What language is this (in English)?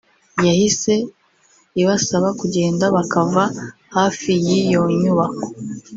Kinyarwanda